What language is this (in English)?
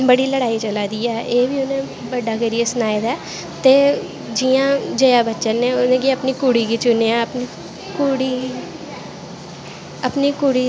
Dogri